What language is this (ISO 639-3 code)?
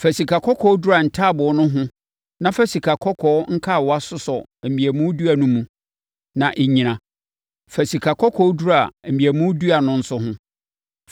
aka